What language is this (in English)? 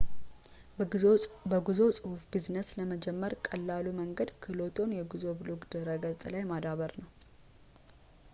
Amharic